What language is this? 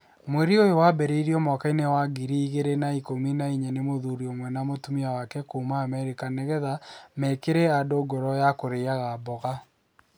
Kikuyu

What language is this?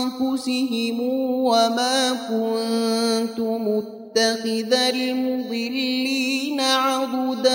Arabic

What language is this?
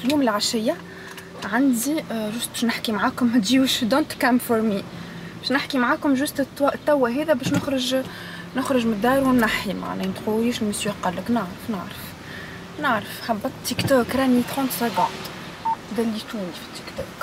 Arabic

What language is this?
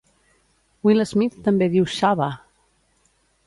Catalan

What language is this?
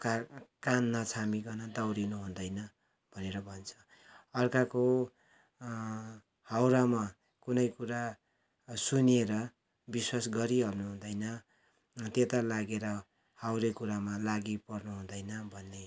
Nepali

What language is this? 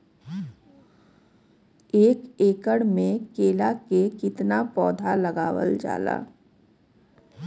Bhojpuri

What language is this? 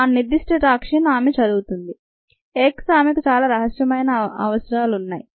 Telugu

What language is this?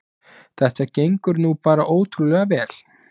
Icelandic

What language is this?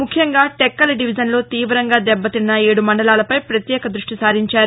Telugu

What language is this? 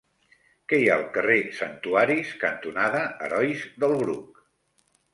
Catalan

